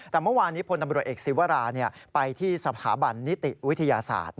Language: Thai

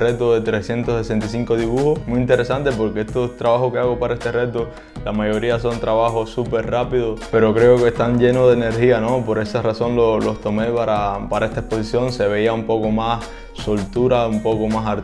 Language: Spanish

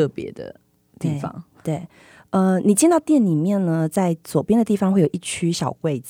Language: Chinese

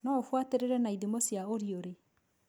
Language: Kikuyu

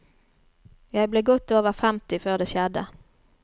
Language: Norwegian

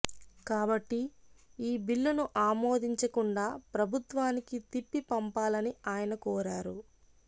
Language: Telugu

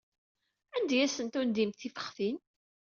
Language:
Kabyle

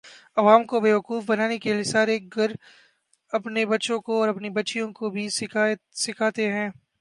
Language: Urdu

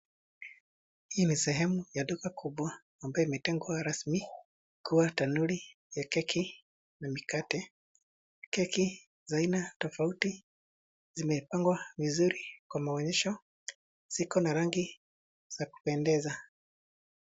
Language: Swahili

